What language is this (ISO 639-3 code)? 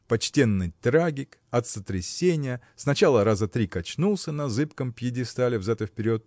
rus